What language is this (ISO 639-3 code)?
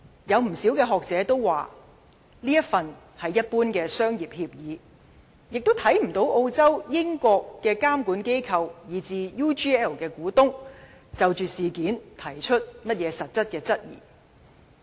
yue